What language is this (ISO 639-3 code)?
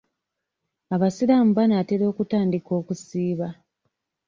lug